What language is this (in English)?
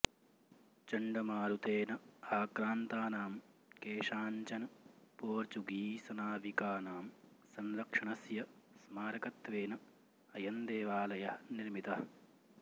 Sanskrit